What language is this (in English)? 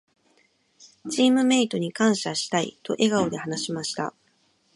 Japanese